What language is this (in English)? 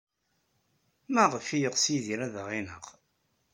Kabyle